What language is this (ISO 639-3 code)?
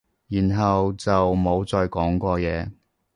yue